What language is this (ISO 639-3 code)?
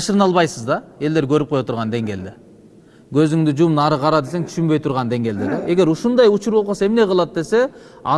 tur